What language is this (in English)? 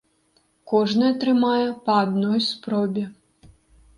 Belarusian